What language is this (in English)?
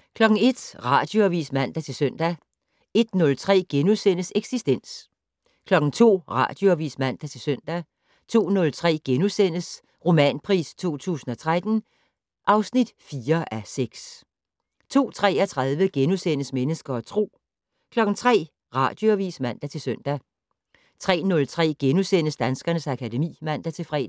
Danish